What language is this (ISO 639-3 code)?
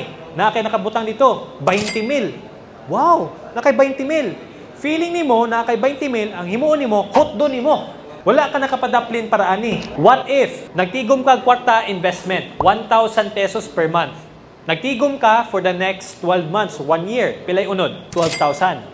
fil